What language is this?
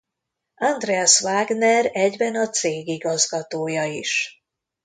Hungarian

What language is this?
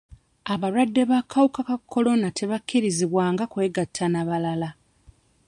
Ganda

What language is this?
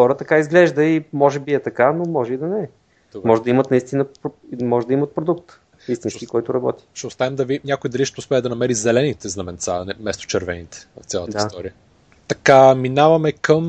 Bulgarian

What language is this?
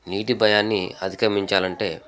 Telugu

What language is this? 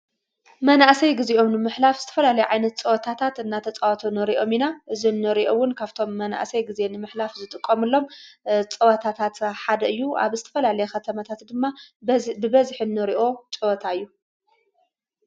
Tigrinya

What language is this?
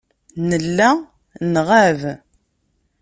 Kabyle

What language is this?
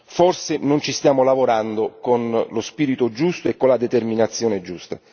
Italian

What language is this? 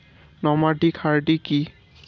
Bangla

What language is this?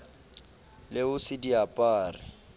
Southern Sotho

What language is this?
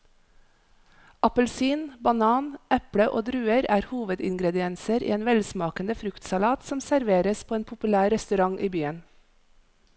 Norwegian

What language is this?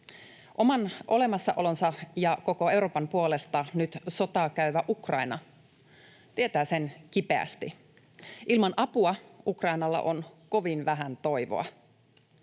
Finnish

